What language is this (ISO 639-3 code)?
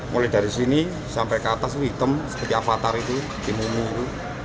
ind